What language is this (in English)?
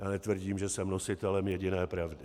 Czech